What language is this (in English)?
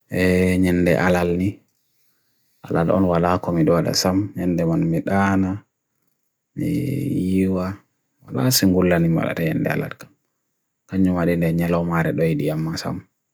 Bagirmi Fulfulde